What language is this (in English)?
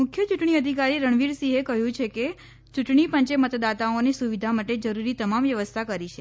Gujarati